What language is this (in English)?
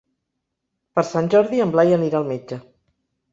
Catalan